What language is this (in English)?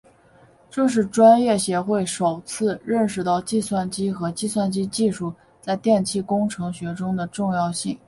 Chinese